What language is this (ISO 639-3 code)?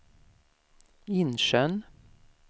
swe